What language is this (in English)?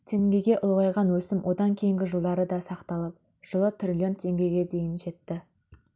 Kazakh